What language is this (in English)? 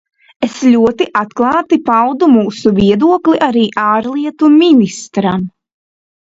Latvian